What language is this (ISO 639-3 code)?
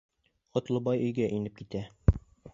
bak